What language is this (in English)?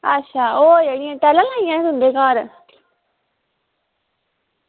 Dogri